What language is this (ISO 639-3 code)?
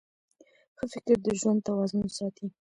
pus